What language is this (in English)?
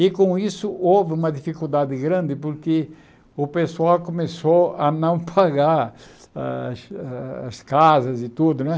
Portuguese